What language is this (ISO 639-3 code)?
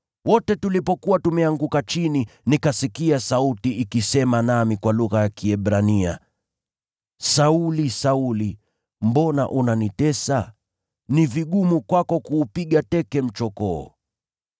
swa